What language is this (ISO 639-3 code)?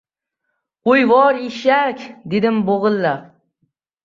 uzb